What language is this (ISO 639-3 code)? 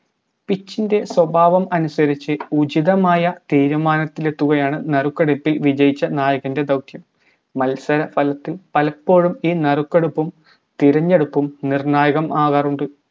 mal